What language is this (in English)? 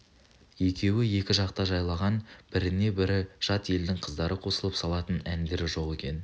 Kazakh